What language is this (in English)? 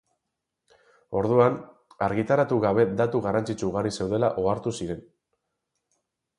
Basque